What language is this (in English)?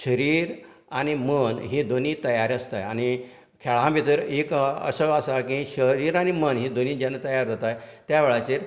Konkani